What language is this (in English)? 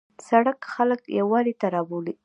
Pashto